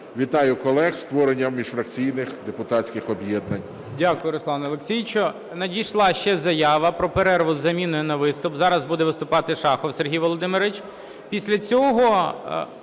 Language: Ukrainian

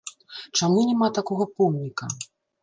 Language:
Belarusian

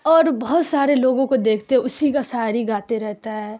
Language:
Urdu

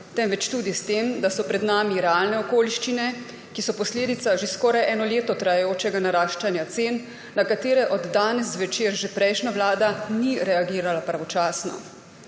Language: Slovenian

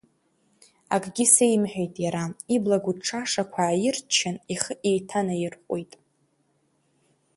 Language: Abkhazian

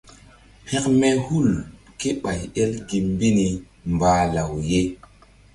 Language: Mbum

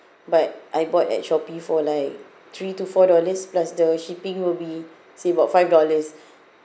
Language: English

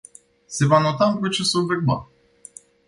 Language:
Romanian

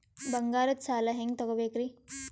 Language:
Kannada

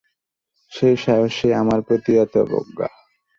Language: Bangla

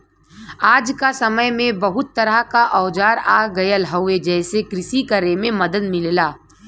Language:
Bhojpuri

